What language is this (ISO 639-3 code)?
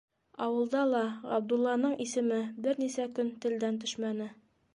bak